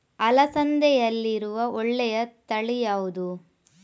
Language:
Kannada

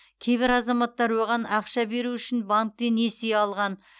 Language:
Kazakh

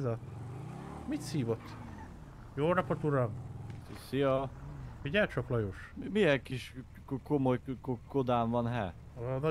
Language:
Hungarian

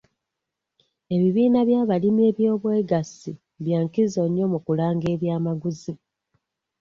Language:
Ganda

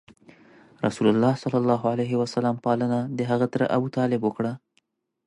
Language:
Pashto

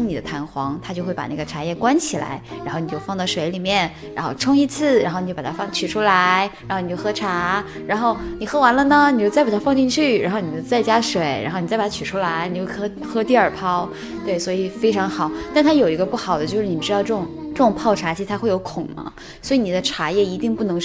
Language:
Chinese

